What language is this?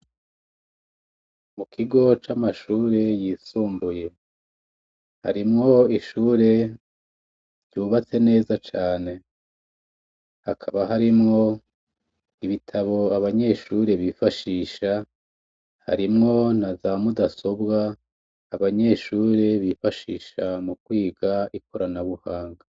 Rundi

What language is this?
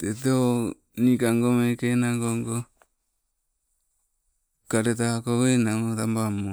Sibe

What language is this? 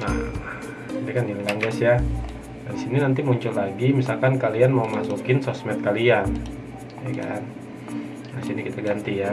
Indonesian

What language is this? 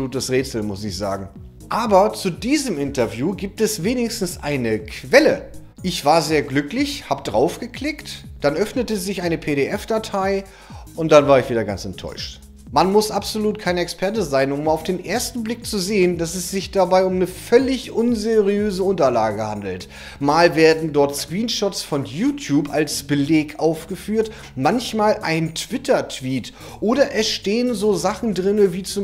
German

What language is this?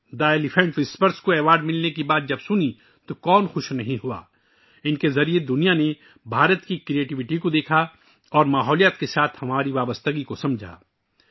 Urdu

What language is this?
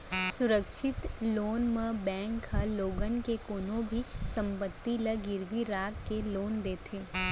Chhattisgarhi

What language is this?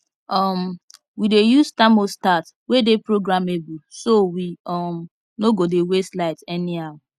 Nigerian Pidgin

